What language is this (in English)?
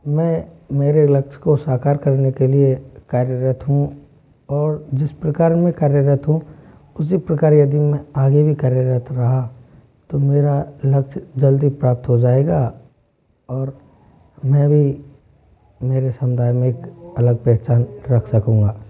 Hindi